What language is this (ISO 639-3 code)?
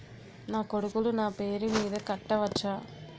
tel